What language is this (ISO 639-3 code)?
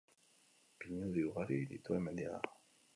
eus